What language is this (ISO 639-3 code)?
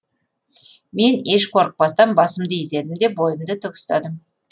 kaz